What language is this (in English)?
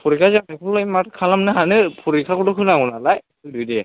Bodo